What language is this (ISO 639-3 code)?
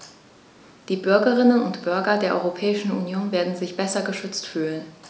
deu